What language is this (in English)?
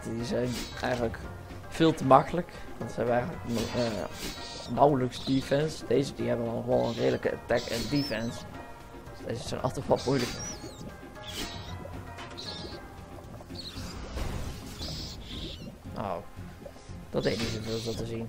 Dutch